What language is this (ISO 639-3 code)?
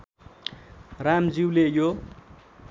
nep